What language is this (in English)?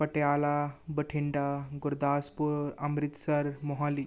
Punjabi